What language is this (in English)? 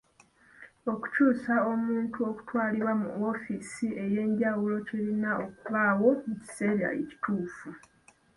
Ganda